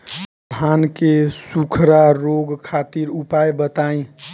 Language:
Bhojpuri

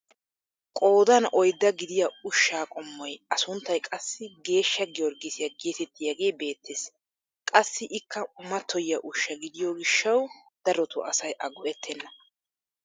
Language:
Wolaytta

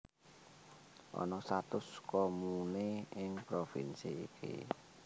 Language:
Javanese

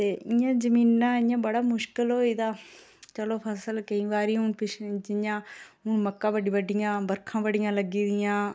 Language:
Dogri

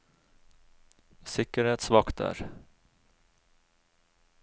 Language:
Norwegian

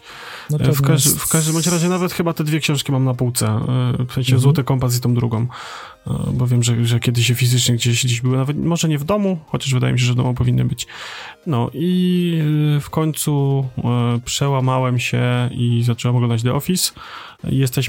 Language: Polish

